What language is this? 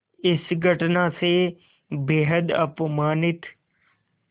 Hindi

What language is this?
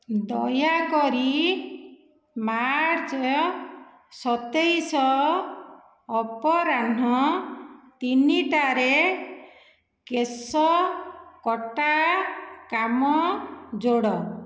Odia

